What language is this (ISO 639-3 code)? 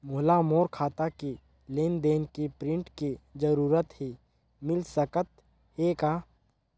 hne